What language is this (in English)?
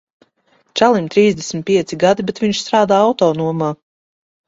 Latvian